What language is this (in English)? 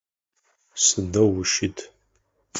Adyghe